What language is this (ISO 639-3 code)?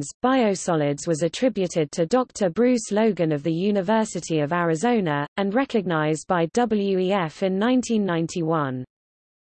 eng